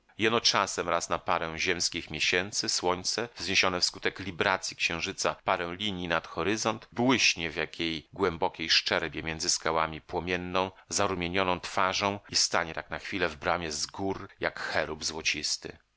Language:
Polish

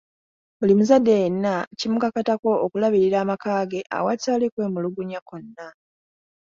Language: Ganda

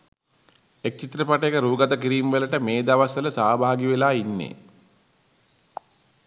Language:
Sinhala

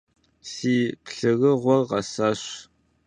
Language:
Kabardian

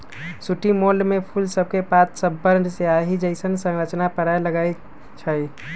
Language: Magahi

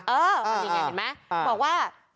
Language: Thai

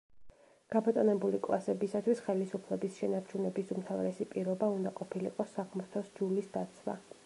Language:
Georgian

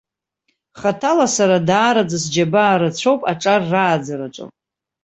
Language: Abkhazian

